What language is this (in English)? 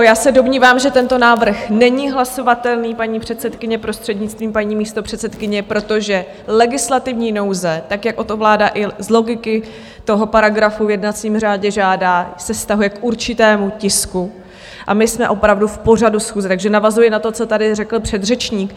Czech